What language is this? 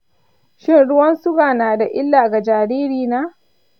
Hausa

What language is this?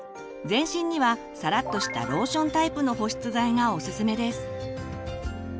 Japanese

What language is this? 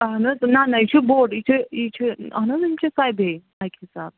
Kashmiri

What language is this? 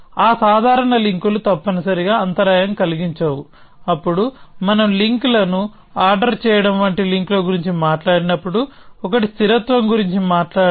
Telugu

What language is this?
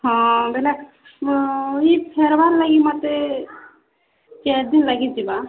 Odia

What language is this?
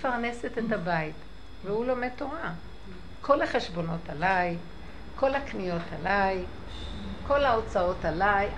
Hebrew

